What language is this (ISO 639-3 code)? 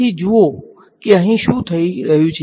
guj